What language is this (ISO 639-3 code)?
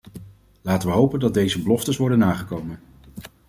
nld